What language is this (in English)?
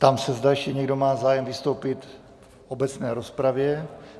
Czech